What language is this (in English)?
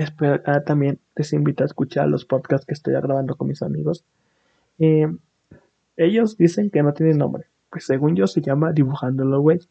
Spanish